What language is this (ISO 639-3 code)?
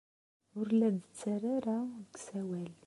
kab